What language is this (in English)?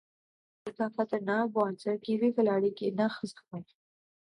Urdu